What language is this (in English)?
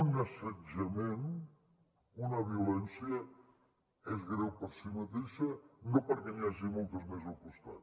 Catalan